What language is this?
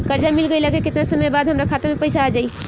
Bhojpuri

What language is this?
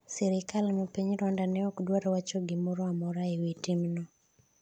Luo (Kenya and Tanzania)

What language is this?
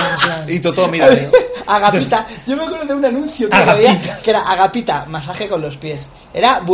Spanish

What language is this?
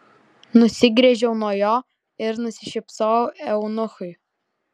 Lithuanian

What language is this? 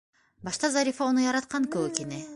Bashkir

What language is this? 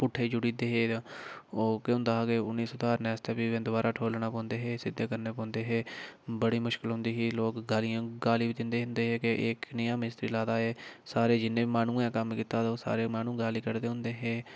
Dogri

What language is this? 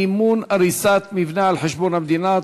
Hebrew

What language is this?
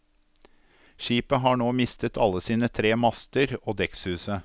Norwegian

